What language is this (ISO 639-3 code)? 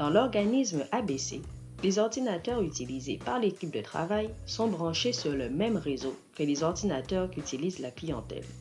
fra